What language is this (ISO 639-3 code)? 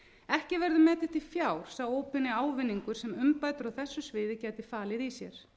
isl